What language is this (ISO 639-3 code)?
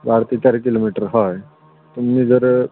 kok